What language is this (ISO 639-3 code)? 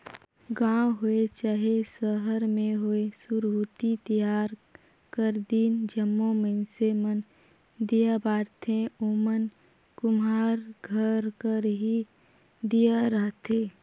hne